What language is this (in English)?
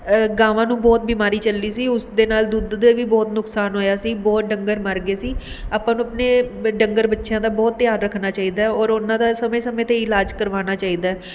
Punjabi